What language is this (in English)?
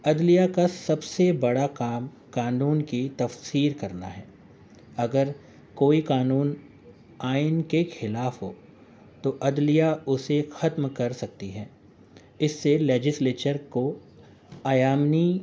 Urdu